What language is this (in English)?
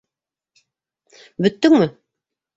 Bashkir